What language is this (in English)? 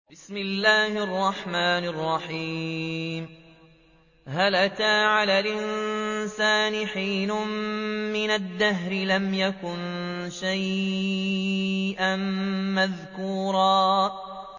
Arabic